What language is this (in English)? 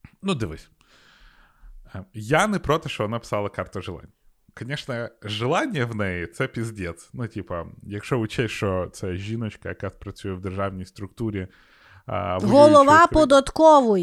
Ukrainian